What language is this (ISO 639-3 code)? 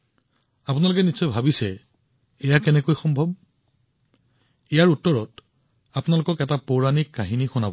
asm